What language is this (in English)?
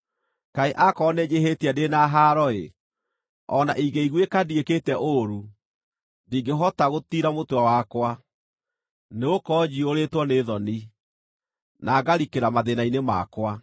Kikuyu